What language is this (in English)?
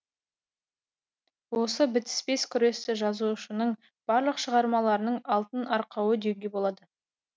Kazakh